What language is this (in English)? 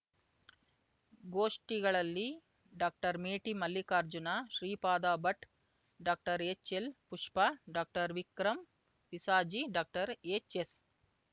Kannada